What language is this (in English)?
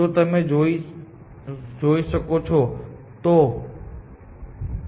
Gujarati